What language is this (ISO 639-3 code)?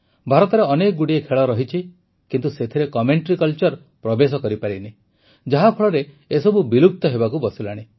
ori